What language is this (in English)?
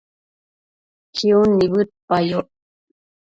Matsés